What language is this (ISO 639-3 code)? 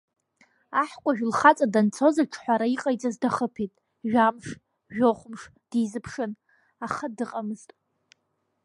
abk